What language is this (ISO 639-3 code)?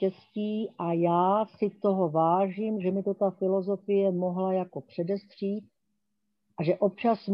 ces